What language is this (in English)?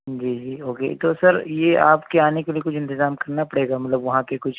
Urdu